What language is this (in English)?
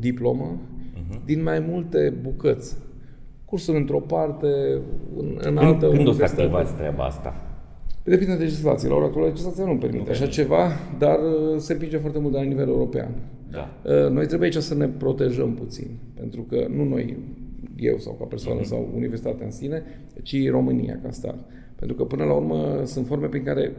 Romanian